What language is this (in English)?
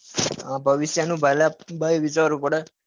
Gujarati